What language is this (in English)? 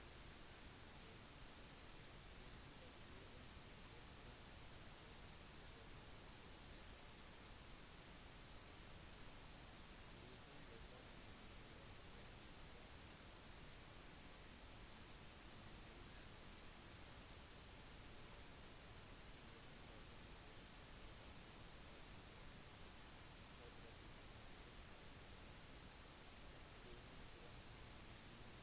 Norwegian Bokmål